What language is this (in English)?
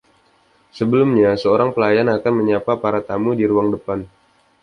Indonesian